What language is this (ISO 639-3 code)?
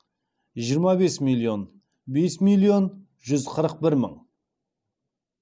kaz